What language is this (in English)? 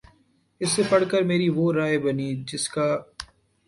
Urdu